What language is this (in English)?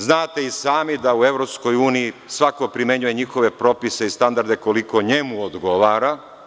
Serbian